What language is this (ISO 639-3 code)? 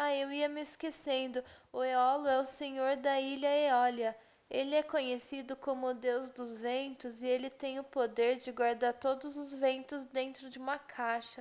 por